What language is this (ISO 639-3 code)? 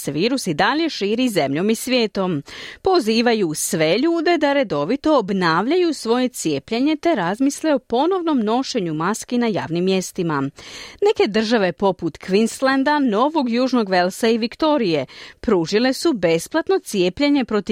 hrv